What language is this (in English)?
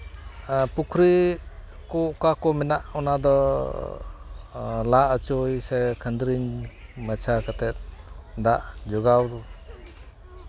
Santali